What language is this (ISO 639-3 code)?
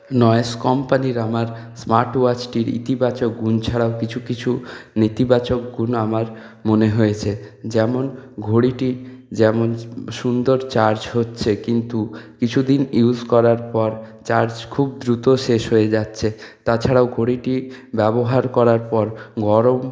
ben